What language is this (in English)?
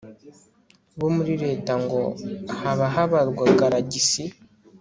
Kinyarwanda